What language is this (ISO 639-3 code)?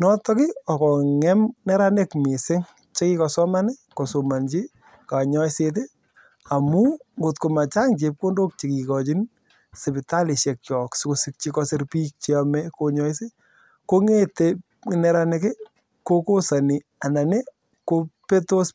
kln